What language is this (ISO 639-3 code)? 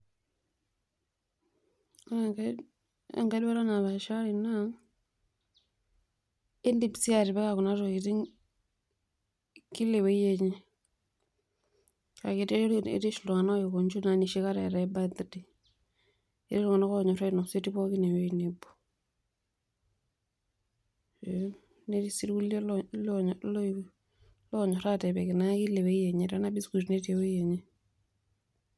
mas